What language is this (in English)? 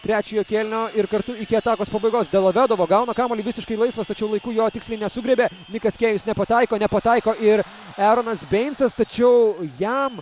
Lithuanian